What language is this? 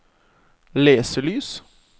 Norwegian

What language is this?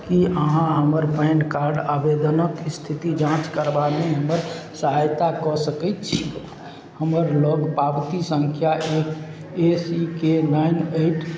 Maithili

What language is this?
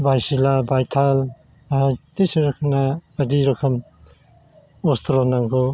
Bodo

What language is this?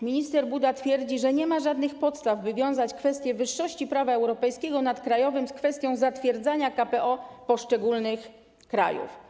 Polish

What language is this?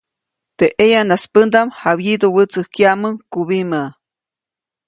Copainalá Zoque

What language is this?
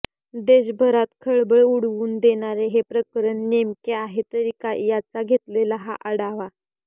Marathi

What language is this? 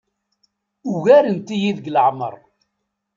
Kabyle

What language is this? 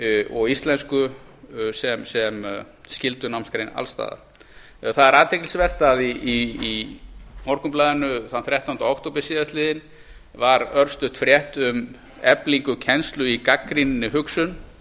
Icelandic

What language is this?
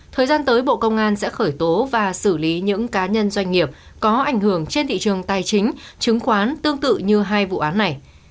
Vietnamese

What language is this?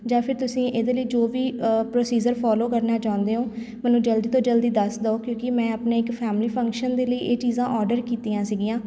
Punjabi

